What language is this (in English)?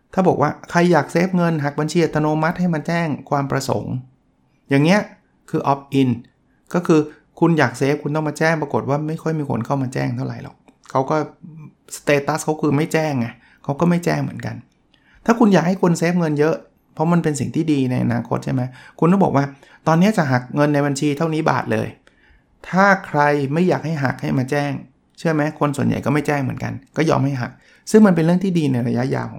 Thai